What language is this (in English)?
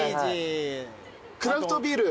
Japanese